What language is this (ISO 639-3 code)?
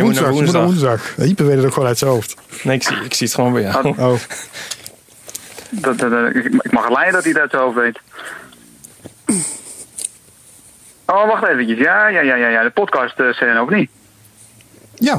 nld